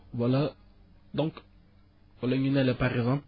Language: Wolof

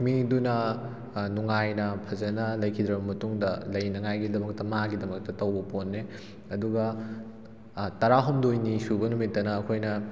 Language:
Manipuri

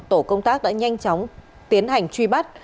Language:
Vietnamese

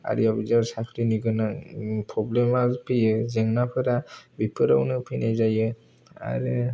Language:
Bodo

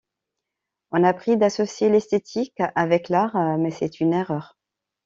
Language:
French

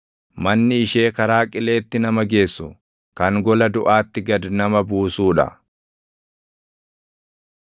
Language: Oromo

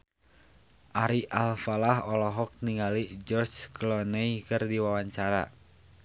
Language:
Sundanese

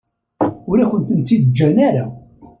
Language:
Kabyle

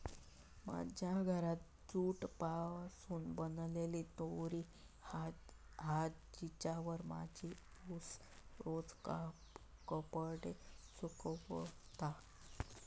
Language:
Marathi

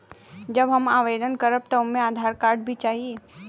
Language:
Bhojpuri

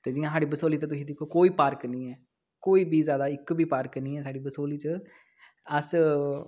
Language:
Dogri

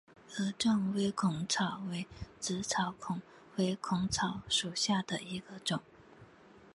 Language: Chinese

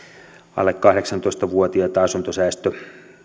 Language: Finnish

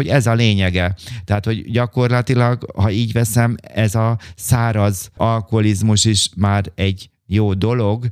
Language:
Hungarian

